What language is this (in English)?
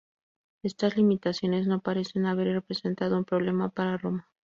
Spanish